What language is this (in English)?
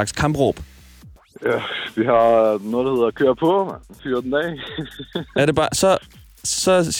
Danish